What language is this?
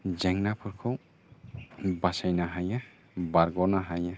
Bodo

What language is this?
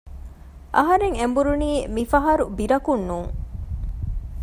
Divehi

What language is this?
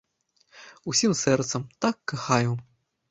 Belarusian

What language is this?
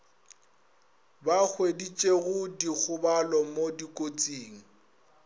Northern Sotho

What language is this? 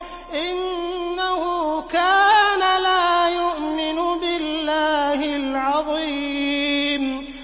Arabic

